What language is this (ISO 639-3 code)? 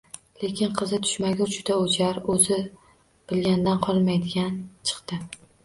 uzb